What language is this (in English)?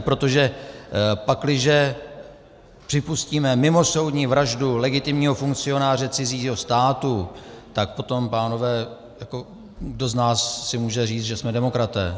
Czech